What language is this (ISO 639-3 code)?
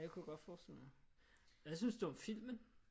dan